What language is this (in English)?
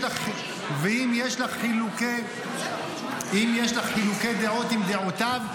Hebrew